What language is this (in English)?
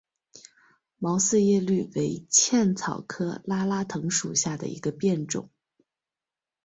Chinese